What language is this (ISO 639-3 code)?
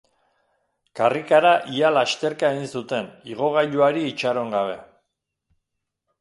eus